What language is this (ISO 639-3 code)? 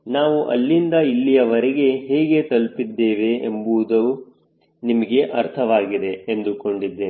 kan